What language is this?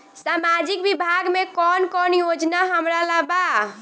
Bhojpuri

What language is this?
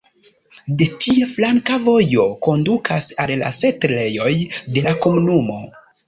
Esperanto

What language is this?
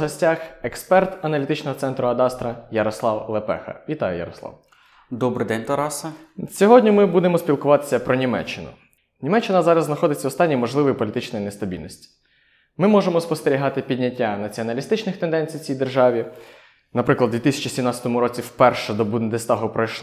Ukrainian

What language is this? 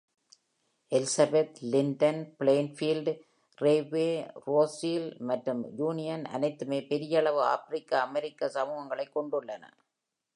Tamil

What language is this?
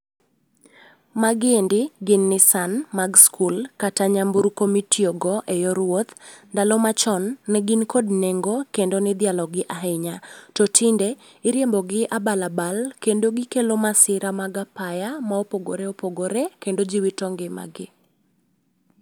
Luo (Kenya and Tanzania)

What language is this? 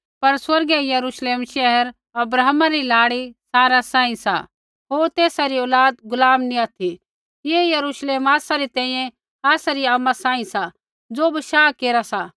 Kullu Pahari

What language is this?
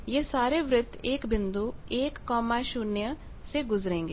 Hindi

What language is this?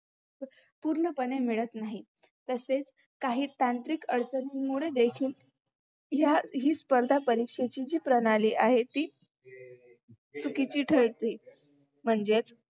Marathi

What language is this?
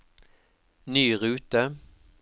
Norwegian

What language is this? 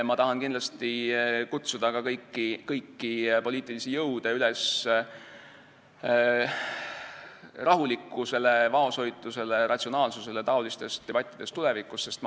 Estonian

